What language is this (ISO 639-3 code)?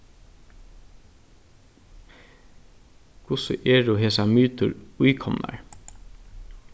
fao